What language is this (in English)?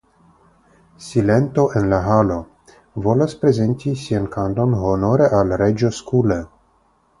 Esperanto